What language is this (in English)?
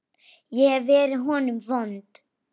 Icelandic